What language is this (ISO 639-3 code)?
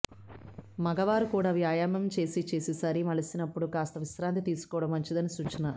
tel